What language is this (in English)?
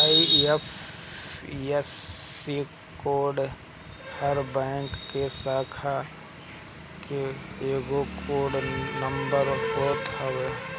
Bhojpuri